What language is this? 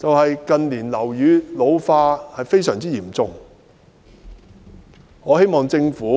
Cantonese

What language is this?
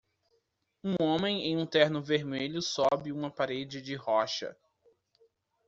Portuguese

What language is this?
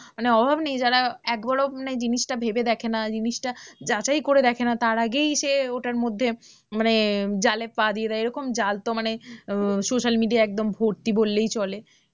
Bangla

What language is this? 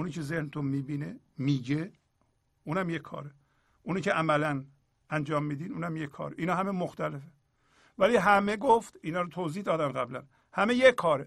Persian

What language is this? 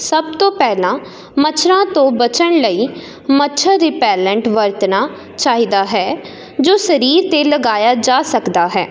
Punjabi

